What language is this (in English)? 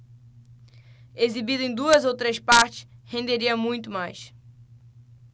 Portuguese